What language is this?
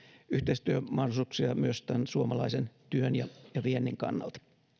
Finnish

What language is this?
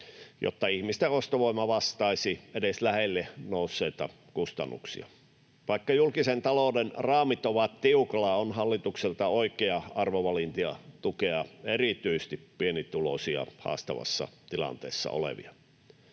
Finnish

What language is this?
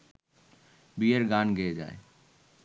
Bangla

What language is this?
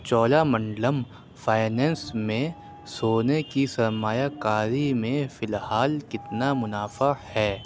Urdu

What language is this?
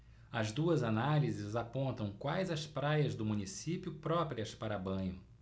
Portuguese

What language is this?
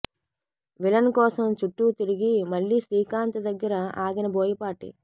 Telugu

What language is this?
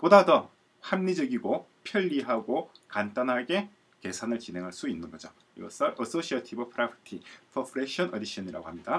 Korean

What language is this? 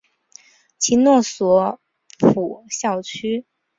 Chinese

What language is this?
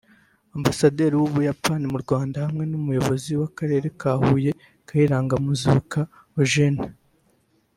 Kinyarwanda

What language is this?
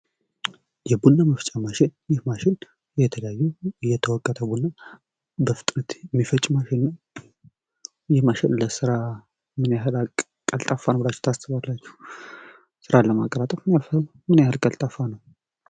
Amharic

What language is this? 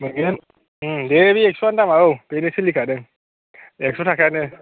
Bodo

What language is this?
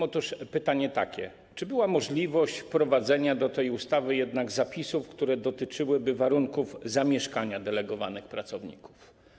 Polish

